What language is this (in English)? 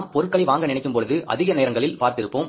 Tamil